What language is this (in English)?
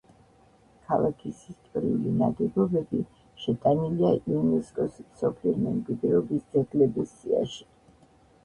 Georgian